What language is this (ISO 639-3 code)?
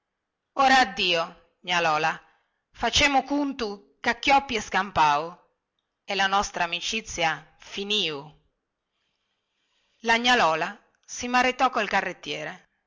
ita